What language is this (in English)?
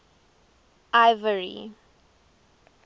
English